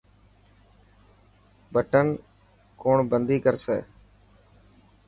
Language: Dhatki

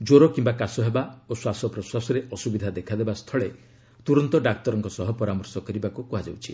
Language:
Odia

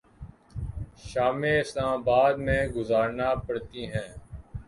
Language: Urdu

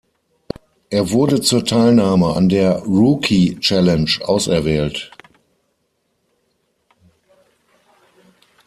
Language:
German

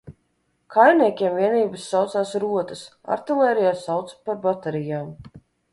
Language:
Latvian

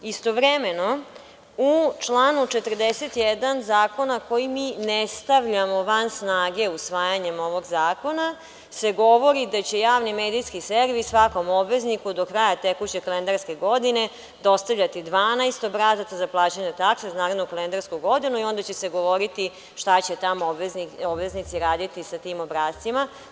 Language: Serbian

